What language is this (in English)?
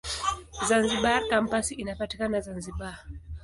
Swahili